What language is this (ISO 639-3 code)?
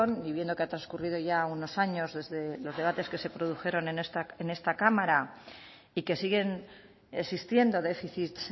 spa